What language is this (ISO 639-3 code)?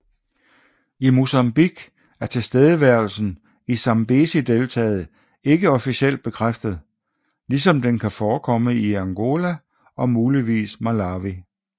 dan